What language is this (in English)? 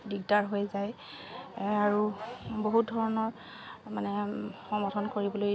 Assamese